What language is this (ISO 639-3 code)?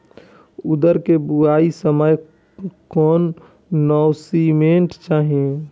bho